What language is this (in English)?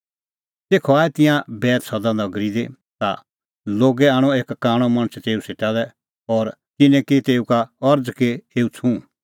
Kullu Pahari